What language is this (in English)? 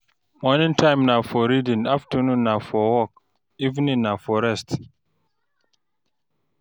Nigerian Pidgin